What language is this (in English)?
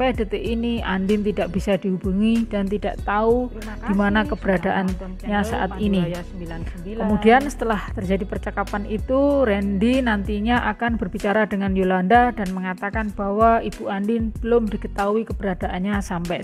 Indonesian